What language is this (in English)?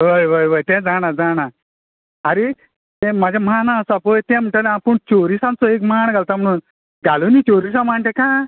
Konkani